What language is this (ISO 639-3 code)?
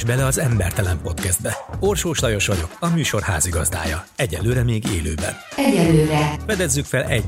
hun